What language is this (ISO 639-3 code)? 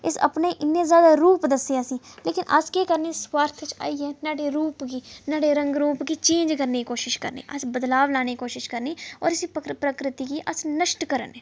doi